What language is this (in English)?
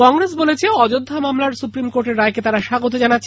Bangla